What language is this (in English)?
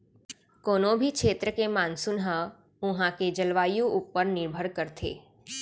Chhattisgarhi